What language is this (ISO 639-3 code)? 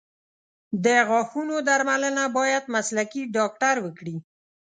pus